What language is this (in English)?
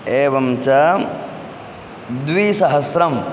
Sanskrit